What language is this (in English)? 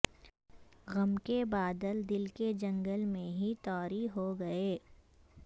Urdu